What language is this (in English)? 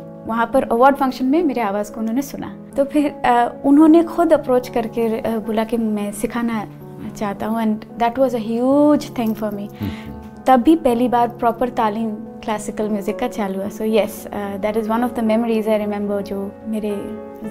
Hindi